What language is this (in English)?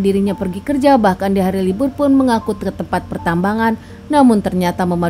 Indonesian